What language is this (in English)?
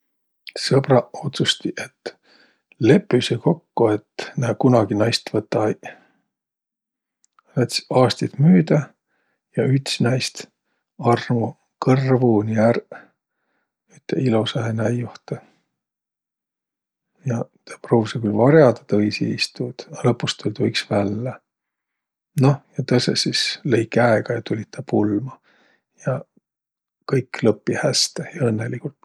Võro